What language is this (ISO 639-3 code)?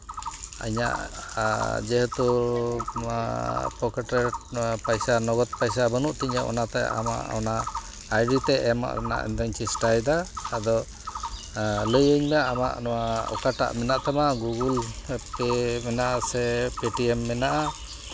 sat